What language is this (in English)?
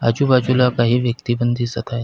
Marathi